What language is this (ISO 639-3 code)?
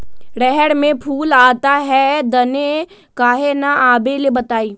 mag